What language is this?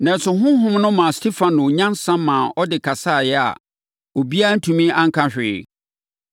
Akan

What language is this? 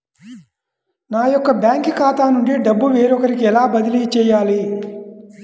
Telugu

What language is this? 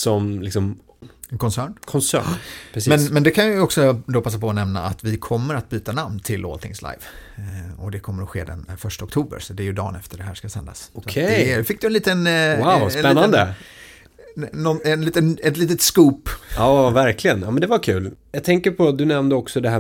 Swedish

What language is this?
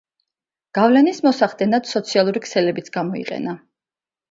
Georgian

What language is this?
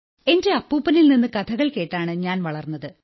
Malayalam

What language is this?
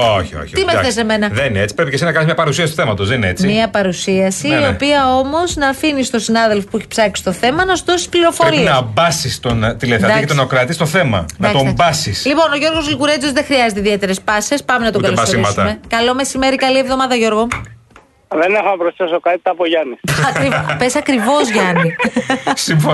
Greek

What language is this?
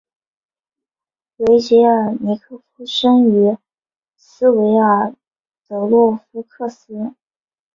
Chinese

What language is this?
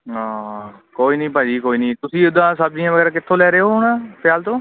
Punjabi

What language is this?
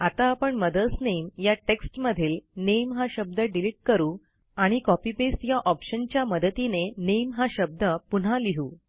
Marathi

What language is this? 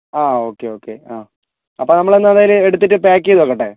Malayalam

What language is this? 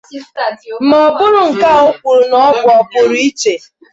Igbo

